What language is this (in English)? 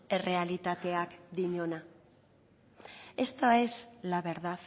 Spanish